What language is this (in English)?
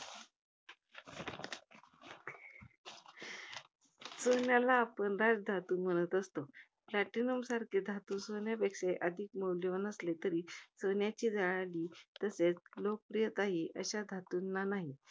Marathi